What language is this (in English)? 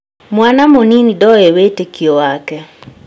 Kikuyu